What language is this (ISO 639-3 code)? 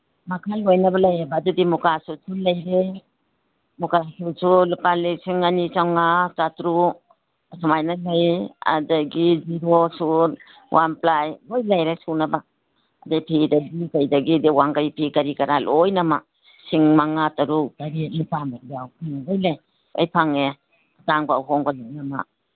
mni